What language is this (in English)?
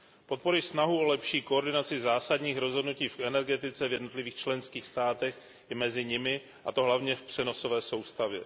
Czech